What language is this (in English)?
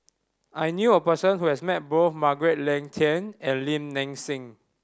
English